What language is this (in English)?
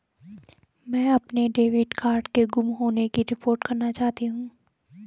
Hindi